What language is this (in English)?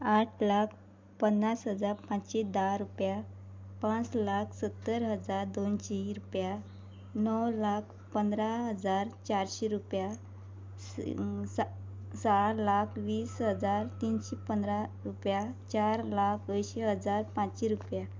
Konkani